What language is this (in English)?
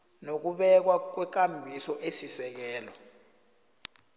South Ndebele